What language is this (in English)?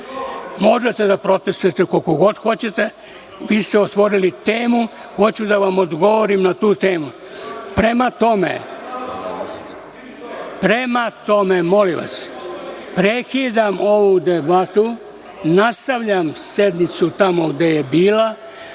Serbian